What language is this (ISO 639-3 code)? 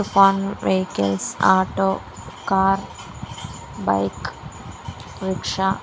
tel